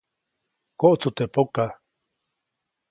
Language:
Copainalá Zoque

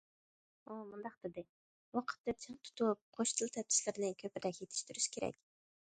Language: Uyghur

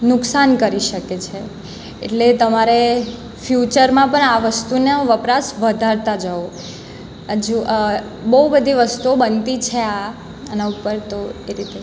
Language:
Gujarati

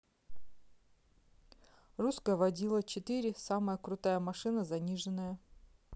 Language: Russian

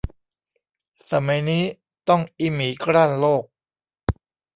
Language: Thai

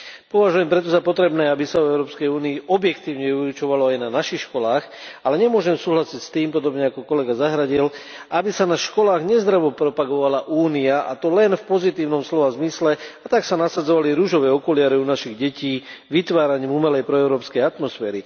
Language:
Slovak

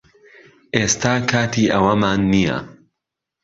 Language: Central Kurdish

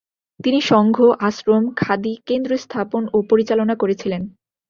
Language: Bangla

